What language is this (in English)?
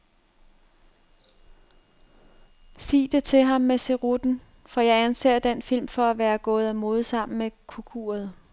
Danish